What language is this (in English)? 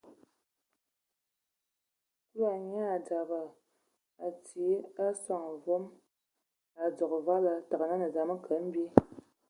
Ewondo